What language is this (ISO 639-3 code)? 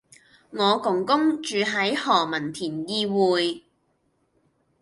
yue